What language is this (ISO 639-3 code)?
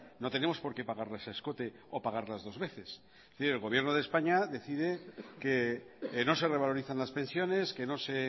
spa